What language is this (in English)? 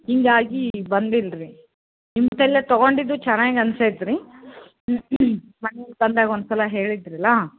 Kannada